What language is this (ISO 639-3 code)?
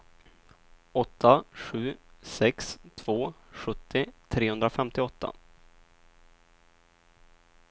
swe